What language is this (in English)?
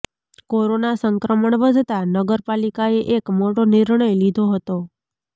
Gujarati